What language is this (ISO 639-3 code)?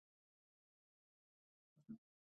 pus